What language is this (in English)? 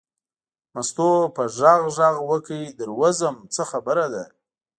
Pashto